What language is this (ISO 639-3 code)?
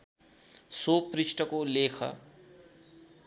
nep